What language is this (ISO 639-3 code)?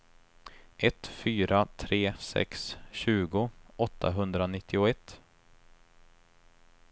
swe